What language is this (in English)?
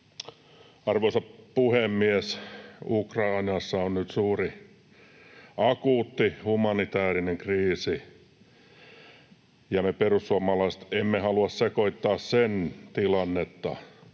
Finnish